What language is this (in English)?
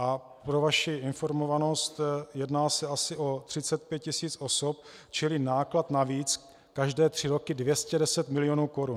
Czech